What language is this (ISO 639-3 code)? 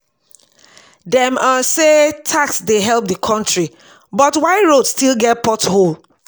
pcm